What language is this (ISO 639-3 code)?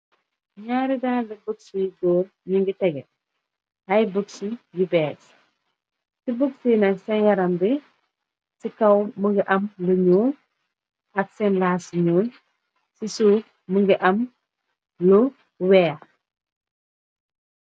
wol